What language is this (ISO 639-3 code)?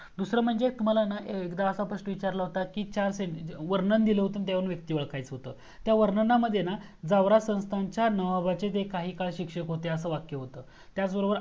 mar